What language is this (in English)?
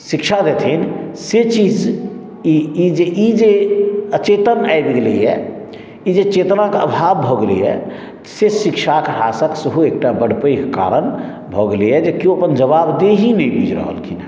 Maithili